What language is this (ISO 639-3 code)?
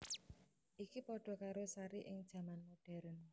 jav